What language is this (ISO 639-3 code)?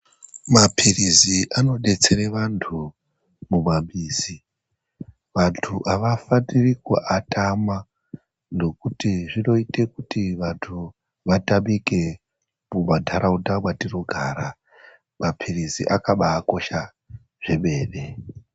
ndc